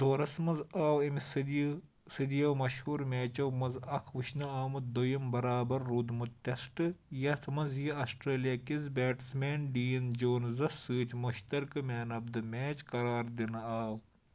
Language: Kashmiri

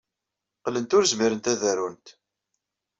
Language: Kabyle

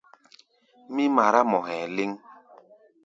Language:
Gbaya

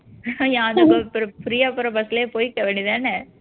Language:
Tamil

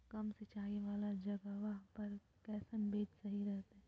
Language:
Magahi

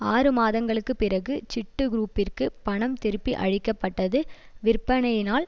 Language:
Tamil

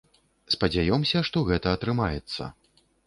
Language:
Belarusian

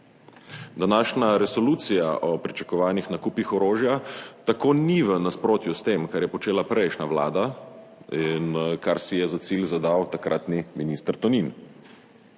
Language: Slovenian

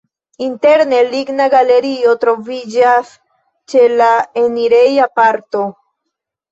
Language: Esperanto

